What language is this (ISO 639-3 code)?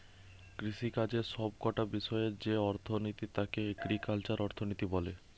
ben